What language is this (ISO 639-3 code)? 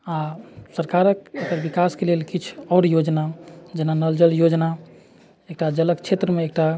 mai